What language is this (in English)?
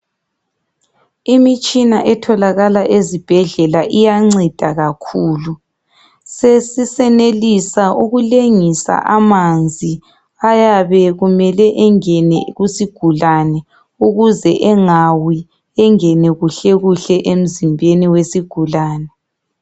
North Ndebele